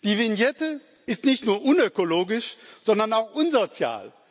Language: German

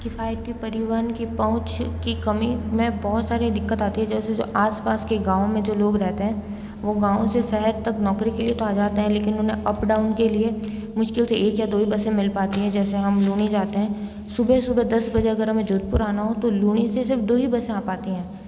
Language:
Hindi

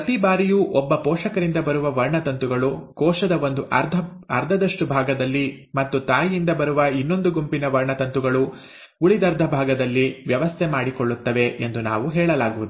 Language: Kannada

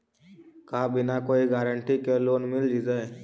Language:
Magahi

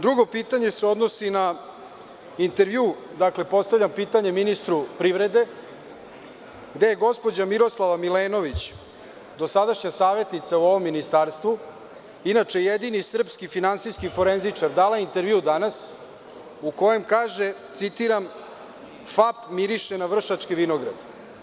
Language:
Serbian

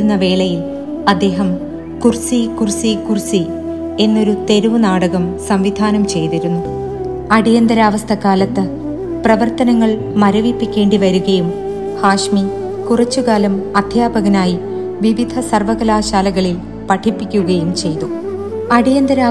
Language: Malayalam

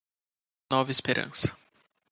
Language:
Portuguese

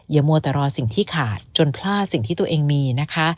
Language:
Thai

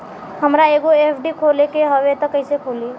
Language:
Bhojpuri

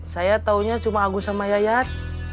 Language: Indonesian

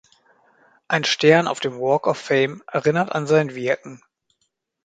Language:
German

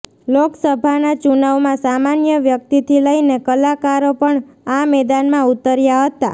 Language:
Gujarati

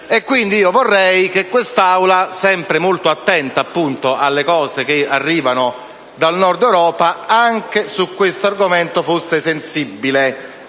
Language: Italian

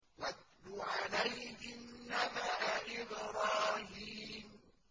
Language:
Arabic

